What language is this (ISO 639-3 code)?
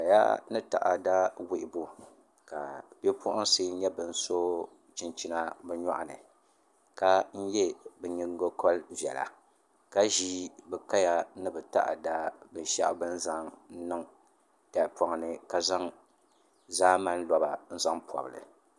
dag